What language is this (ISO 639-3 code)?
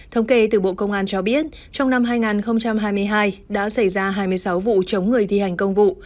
vie